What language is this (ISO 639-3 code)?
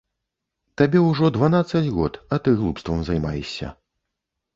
bel